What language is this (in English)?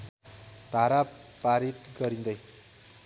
Nepali